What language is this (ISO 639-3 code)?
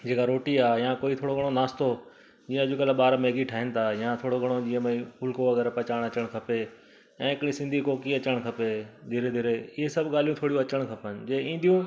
snd